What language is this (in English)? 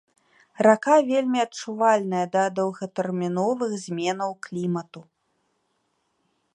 Belarusian